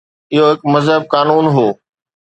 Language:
Sindhi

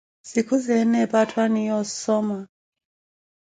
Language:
Koti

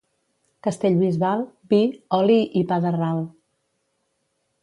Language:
Catalan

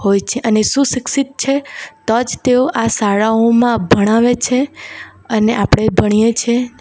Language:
Gujarati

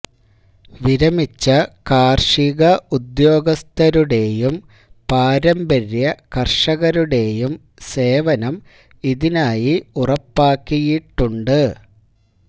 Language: Malayalam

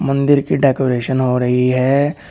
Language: Hindi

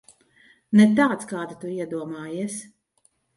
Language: Latvian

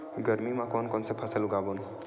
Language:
Chhattisgarhi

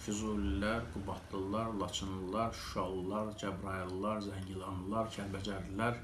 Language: Azerbaijani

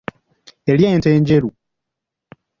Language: Ganda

